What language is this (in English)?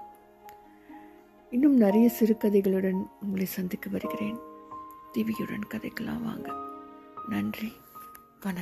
Tamil